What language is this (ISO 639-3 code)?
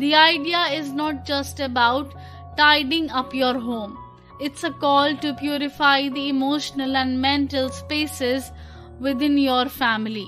eng